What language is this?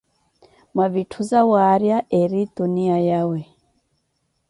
Koti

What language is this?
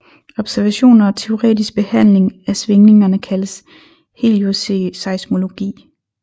Danish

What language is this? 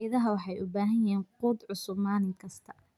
Somali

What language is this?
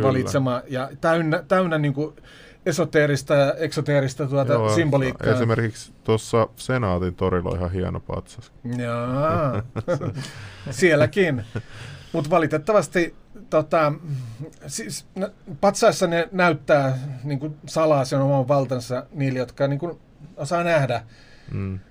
Finnish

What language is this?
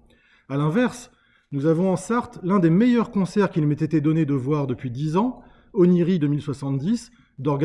French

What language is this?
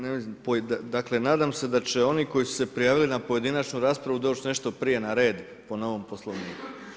Croatian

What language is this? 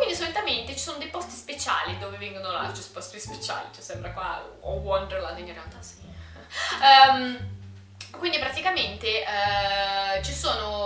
Italian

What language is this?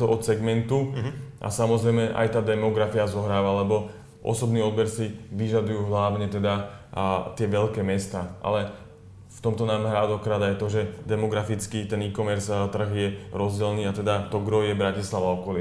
Slovak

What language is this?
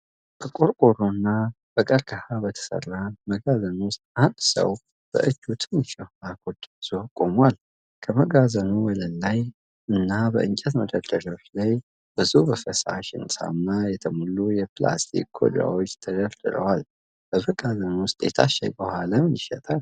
Amharic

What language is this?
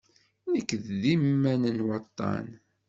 Kabyle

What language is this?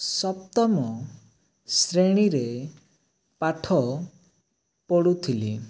Odia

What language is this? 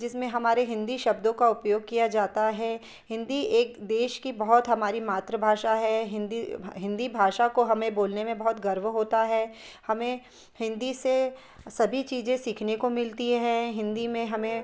Hindi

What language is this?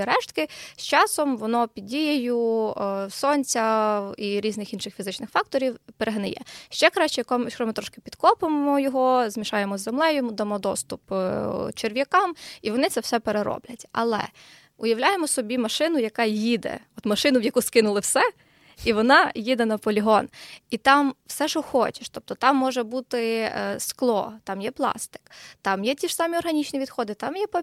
Ukrainian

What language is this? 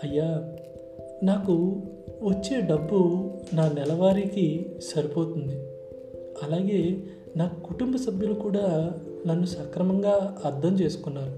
Telugu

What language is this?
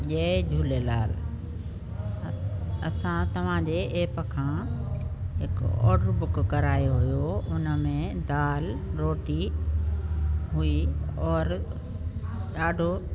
Sindhi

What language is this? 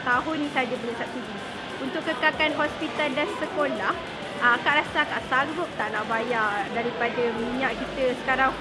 Malay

